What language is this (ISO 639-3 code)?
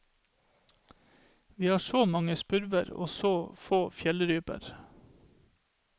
nor